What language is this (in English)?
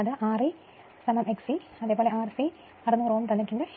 Malayalam